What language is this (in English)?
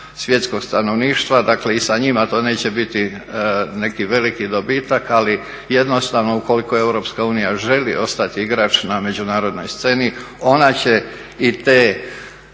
Croatian